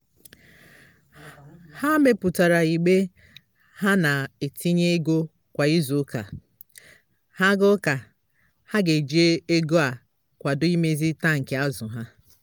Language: Igbo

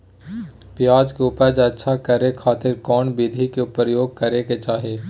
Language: Magahi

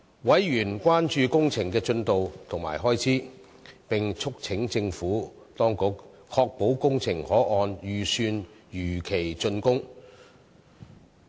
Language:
Cantonese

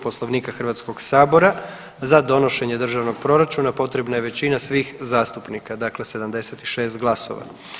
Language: Croatian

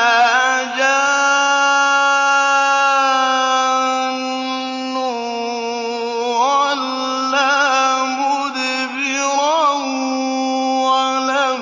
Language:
Arabic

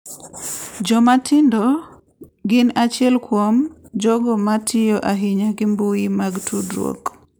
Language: Luo (Kenya and Tanzania)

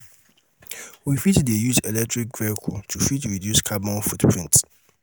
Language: Nigerian Pidgin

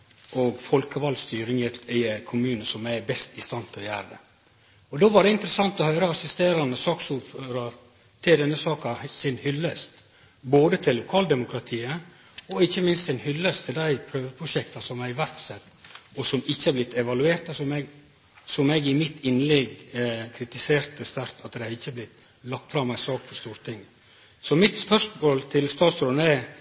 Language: Norwegian Nynorsk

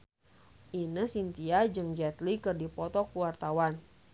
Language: Sundanese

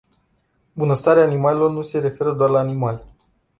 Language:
Romanian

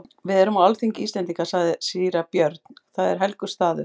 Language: Icelandic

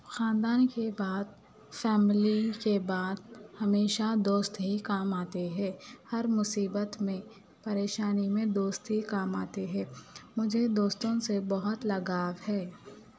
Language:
Urdu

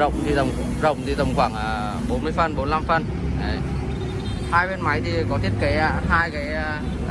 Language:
Vietnamese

